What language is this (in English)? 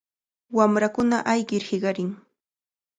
Cajatambo North Lima Quechua